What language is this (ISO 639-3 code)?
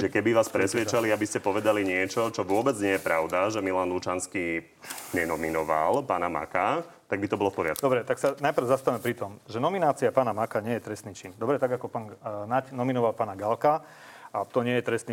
slk